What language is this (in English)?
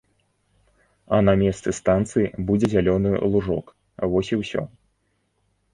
Belarusian